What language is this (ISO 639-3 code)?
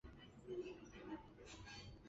zho